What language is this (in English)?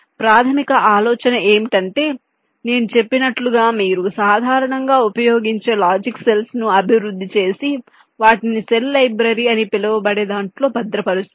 Telugu